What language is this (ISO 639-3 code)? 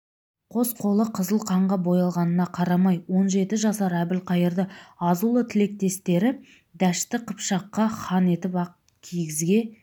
kaz